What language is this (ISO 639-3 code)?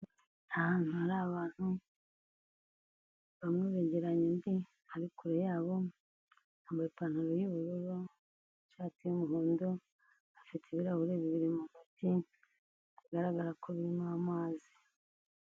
kin